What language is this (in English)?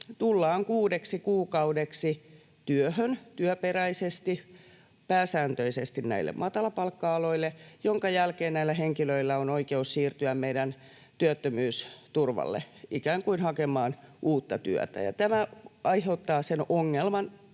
Finnish